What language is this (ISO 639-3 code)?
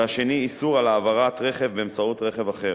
heb